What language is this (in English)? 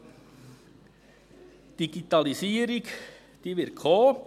Swiss German